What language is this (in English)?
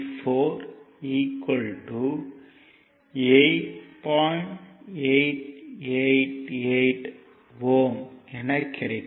Tamil